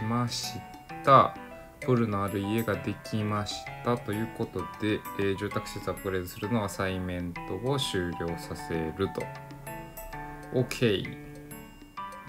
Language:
Japanese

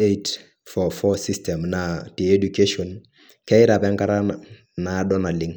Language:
Masai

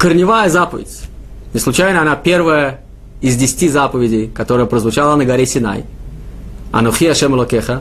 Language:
Russian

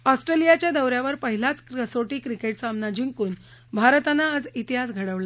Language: Marathi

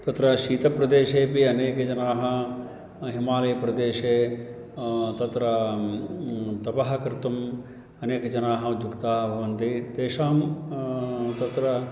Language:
Sanskrit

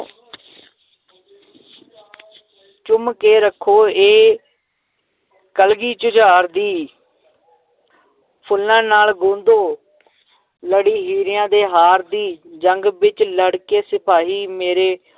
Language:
Punjabi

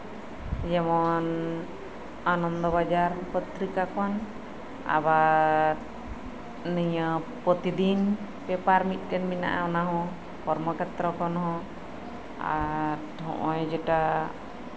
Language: Santali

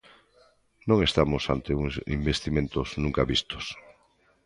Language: Galician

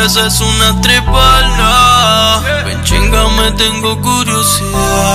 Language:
Spanish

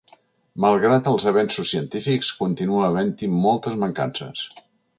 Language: Catalan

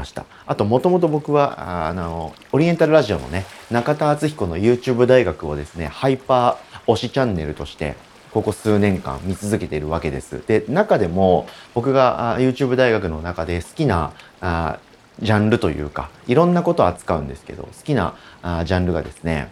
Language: Japanese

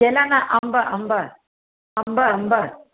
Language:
Sindhi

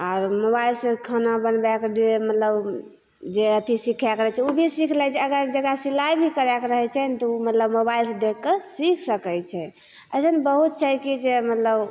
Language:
Maithili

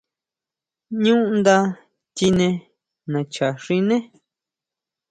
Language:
Huautla Mazatec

